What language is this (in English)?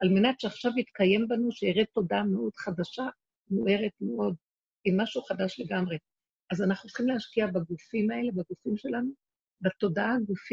Hebrew